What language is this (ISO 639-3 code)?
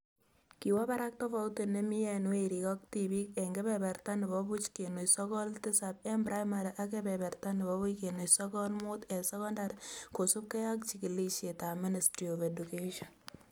kln